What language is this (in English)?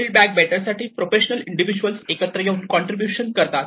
Marathi